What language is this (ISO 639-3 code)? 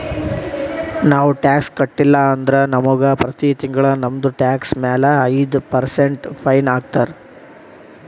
kan